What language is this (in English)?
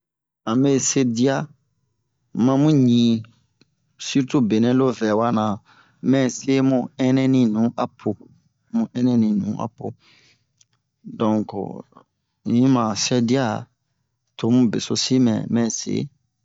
Bomu